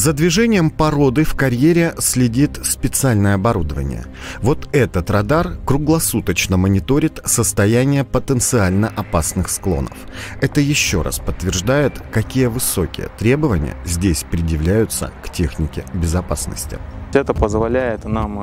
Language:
Russian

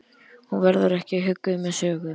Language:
Icelandic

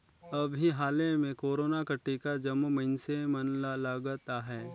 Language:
Chhattisgarhi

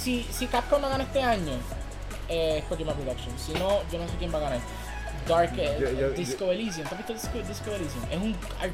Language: Spanish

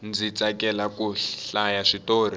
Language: Tsonga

